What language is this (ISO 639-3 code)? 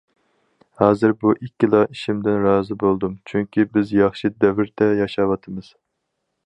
uig